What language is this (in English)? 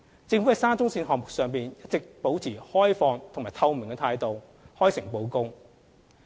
Cantonese